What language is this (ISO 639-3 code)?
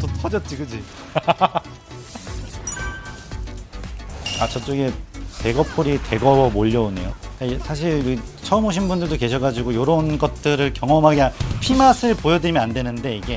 kor